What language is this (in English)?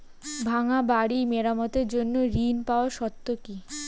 Bangla